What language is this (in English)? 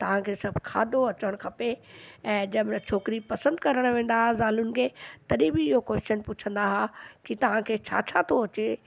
Sindhi